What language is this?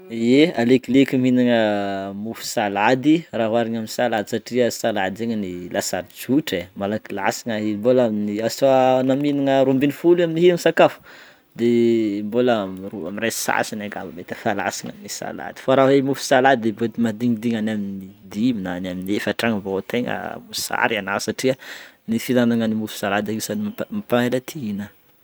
Northern Betsimisaraka Malagasy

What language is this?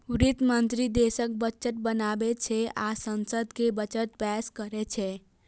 Maithili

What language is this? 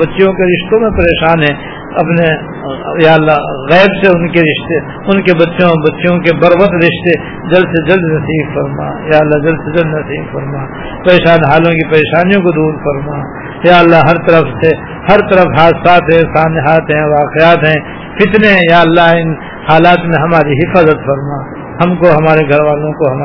Urdu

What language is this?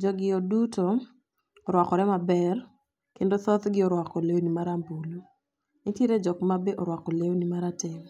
Luo (Kenya and Tanzania)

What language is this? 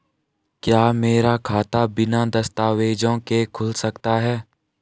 Hindi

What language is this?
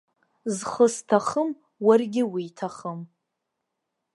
Abkhazian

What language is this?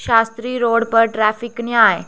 Dogri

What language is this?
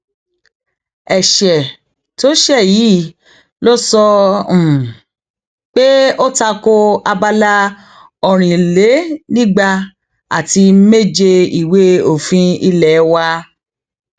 Yoruba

